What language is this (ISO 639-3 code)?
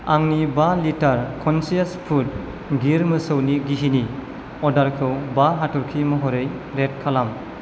brx